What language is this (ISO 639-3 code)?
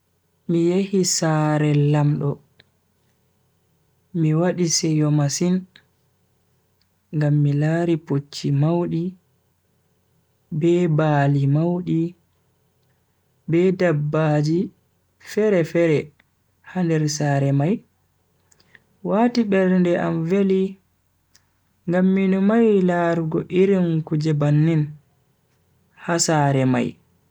fui